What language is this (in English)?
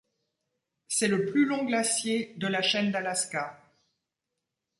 French